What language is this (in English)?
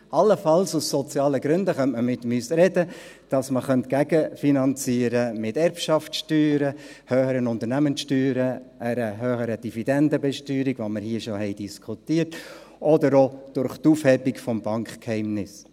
Swiss German